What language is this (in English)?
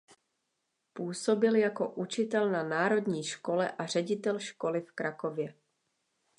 Czech